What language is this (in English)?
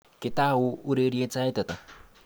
Kalenjin